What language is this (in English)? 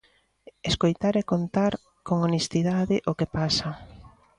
Galician